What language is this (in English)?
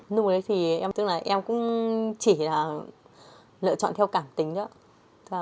Vietnamese